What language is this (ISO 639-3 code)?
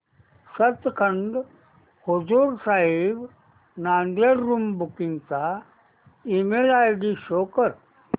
mar